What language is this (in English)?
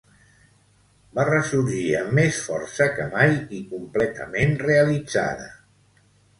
Catalan